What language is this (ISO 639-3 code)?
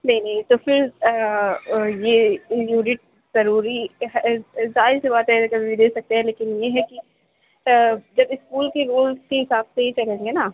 urd